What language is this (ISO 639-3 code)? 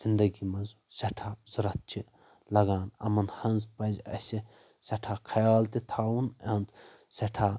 kas